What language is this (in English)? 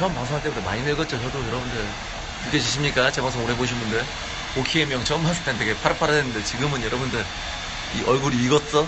Korean